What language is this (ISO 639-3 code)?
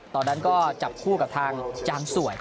tha